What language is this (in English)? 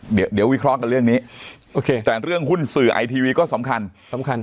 Thai